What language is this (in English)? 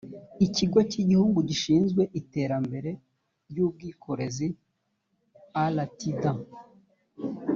Kinyarwanda